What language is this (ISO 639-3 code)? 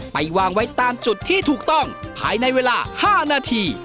tha